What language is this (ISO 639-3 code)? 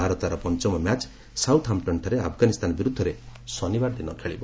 ori